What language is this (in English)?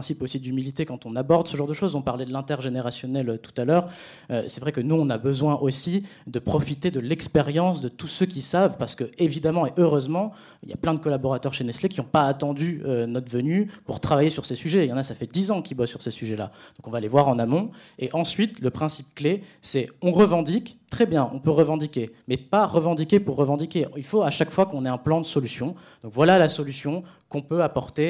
French